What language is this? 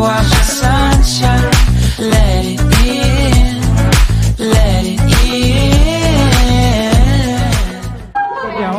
Vietnamese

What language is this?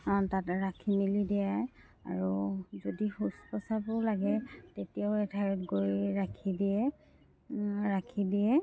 Assamese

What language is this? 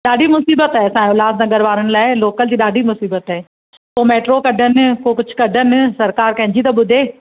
Sindhi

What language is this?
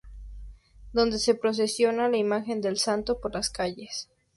Spanish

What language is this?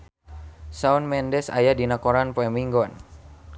Sundanese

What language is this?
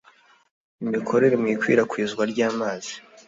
Kinyarwanda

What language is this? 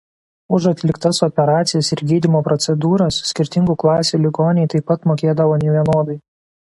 Lithuanian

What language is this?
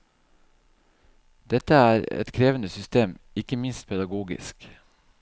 Norwegian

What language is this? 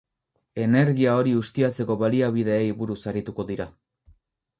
Basque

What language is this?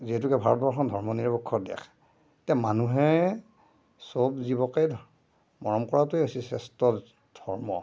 Assamese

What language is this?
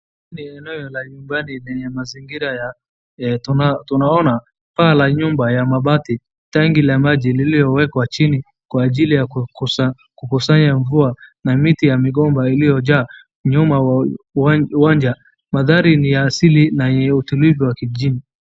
Swahili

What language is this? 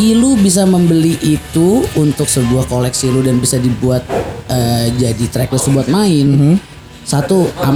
Indonesian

